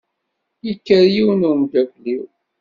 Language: Kabyle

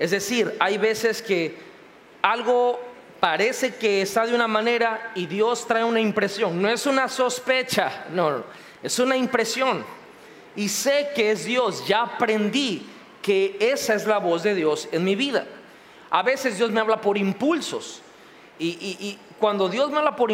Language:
Spanish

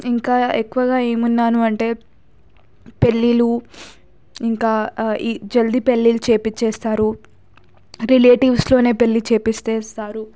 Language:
Telugu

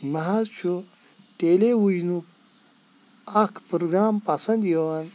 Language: Kashmiri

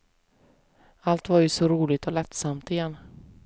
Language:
Swedish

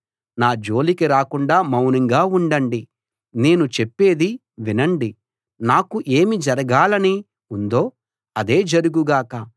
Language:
Telugu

